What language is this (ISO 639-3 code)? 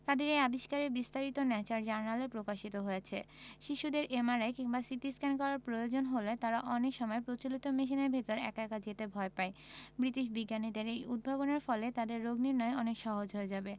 ben